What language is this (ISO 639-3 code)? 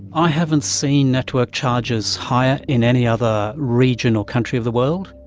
eng